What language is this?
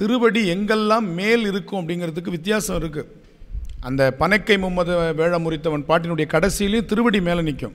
Romanian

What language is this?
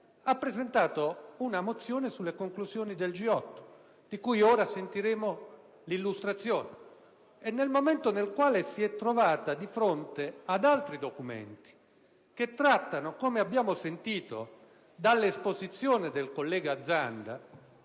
Italian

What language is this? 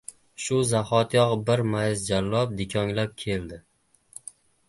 Uzbek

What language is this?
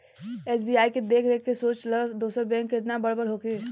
Bhojpuri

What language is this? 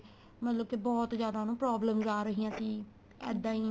Punjabi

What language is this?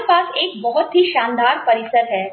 Hindi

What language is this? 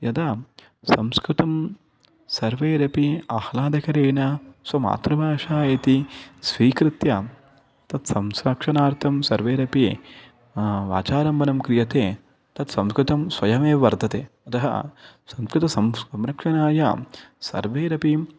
Sanskrit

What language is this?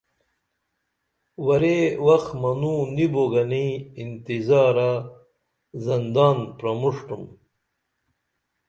Dameli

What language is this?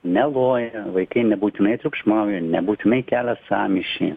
Lithuanian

